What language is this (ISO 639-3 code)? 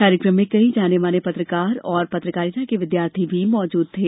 hin